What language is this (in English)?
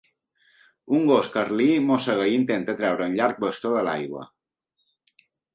Catalan